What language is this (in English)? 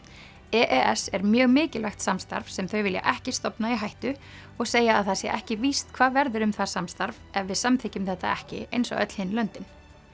Icelandic